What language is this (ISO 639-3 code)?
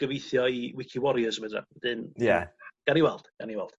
cym